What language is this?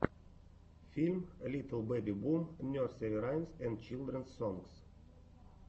Russian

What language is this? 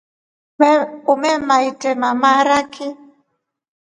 Rombo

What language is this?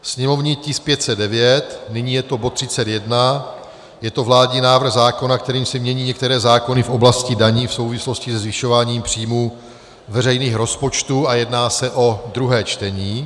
Czech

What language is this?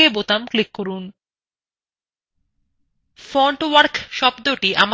Bangla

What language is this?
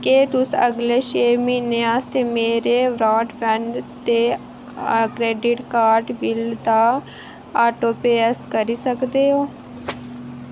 Dogri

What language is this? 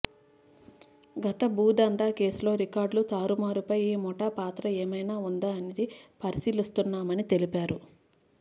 Telugu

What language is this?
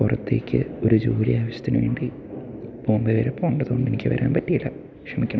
Malayalam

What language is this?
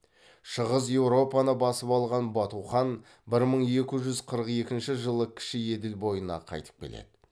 Kazakh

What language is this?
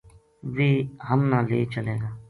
Gujari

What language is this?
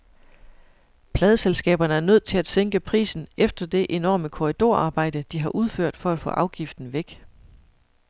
Danish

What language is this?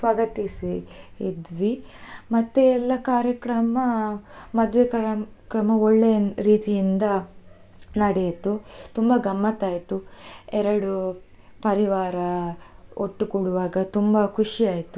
Kannada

